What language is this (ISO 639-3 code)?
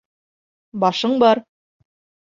bak